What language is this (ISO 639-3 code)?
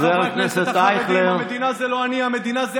heb